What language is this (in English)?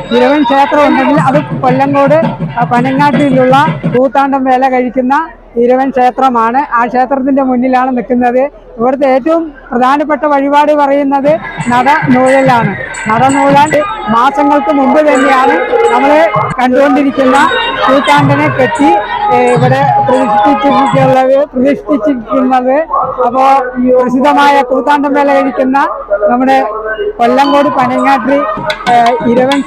Malayalam